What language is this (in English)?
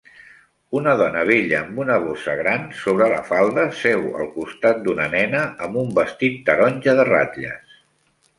Catalan